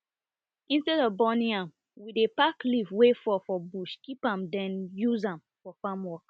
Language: Nigerian Pidgin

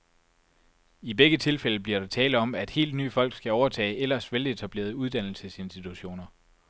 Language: Danish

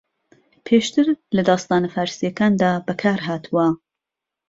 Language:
Central Kurdish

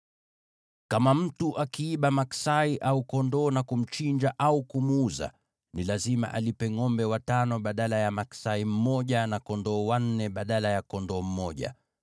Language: Swahili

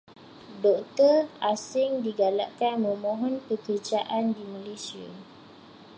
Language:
Malay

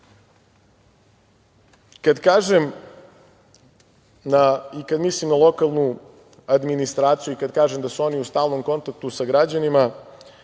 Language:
Serbian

